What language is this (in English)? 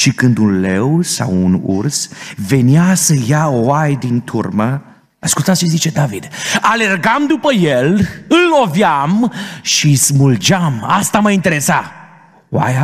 Romanian